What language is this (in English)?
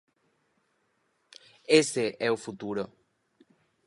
Galician